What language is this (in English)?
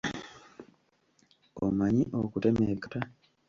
Ganda